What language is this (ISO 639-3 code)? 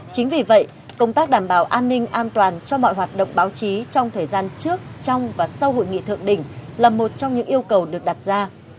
vie